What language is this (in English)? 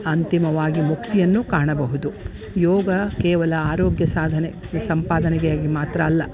Kannada